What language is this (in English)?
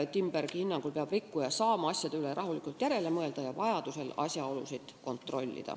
Estonian